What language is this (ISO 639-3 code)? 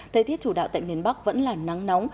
vie